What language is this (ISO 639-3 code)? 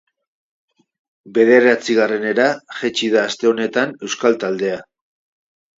eus